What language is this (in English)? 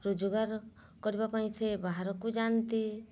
Odia